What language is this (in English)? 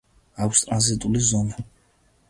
Georgian